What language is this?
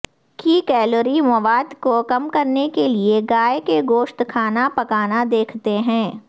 Urdu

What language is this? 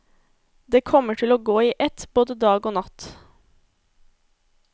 Norwegian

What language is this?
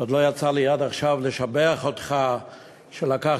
Hebrew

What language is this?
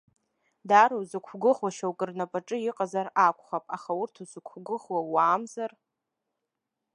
Abkhazian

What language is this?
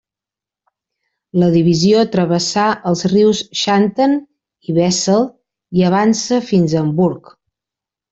Catalan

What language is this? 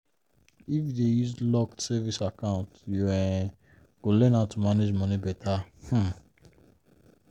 Nigerian Pidgin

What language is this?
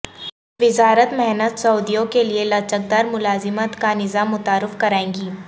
Urdu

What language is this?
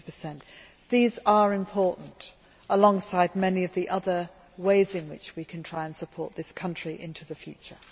English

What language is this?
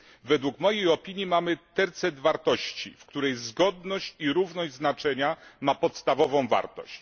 Polish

